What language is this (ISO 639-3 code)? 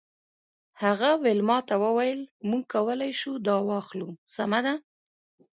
pus